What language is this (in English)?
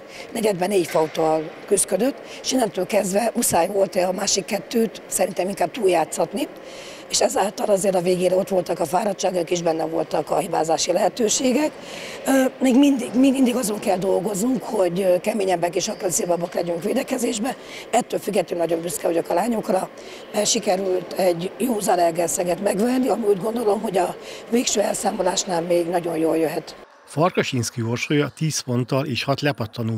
Hungarian